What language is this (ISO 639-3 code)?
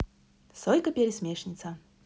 rus